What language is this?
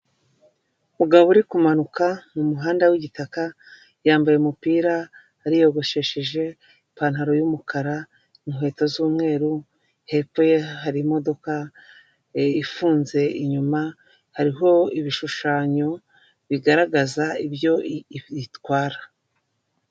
Kinyarwanda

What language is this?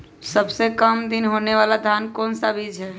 Magahi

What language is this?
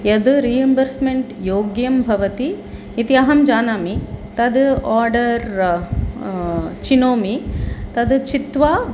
Sanskrit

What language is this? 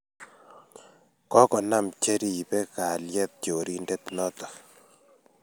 Kalenjin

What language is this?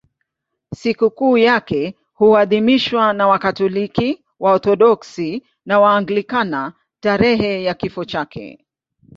Swahili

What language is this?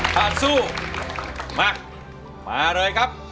Thai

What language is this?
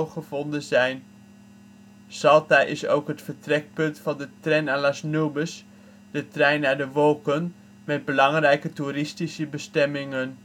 Dutch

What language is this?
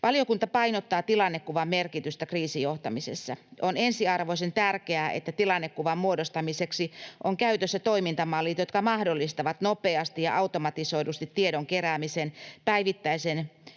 Finnish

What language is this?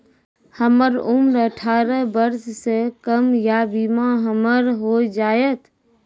Maithili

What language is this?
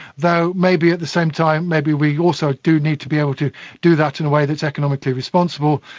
English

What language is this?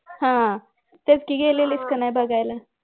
Marathi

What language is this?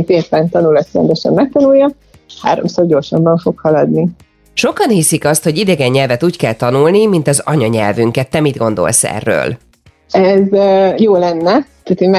Hungarian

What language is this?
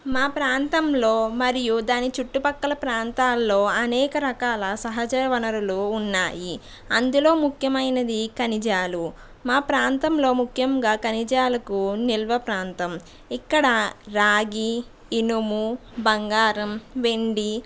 Telugu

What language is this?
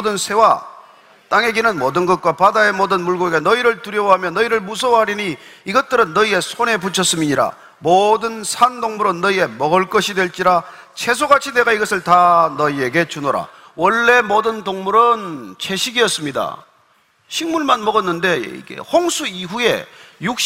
Korean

